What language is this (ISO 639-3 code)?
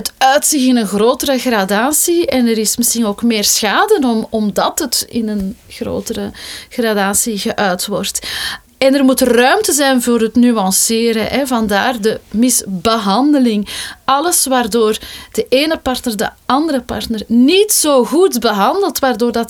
nld